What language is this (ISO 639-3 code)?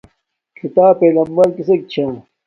dmk